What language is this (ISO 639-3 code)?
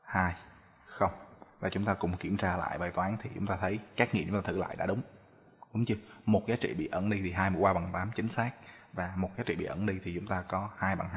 vie